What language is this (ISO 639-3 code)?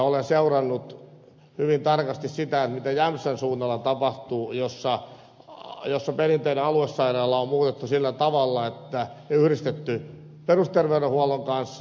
fin